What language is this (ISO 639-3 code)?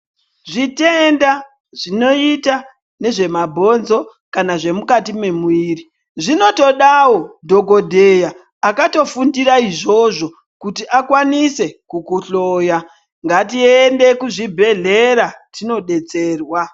ndc